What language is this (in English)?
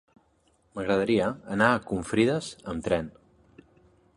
Catalan